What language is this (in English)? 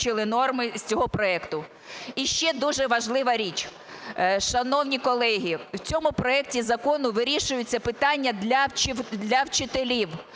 Ukrainian